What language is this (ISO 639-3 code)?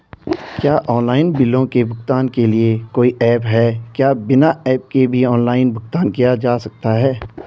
hin